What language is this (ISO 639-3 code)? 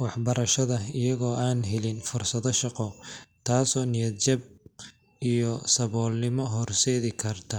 som